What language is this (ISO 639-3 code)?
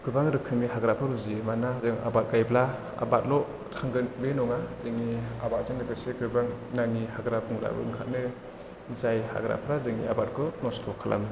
brx